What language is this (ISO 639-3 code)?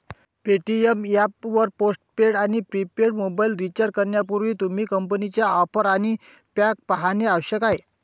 mar